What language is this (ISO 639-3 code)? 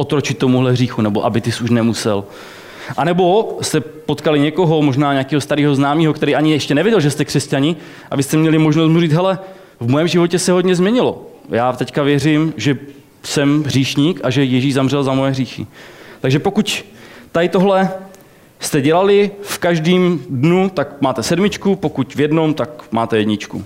ces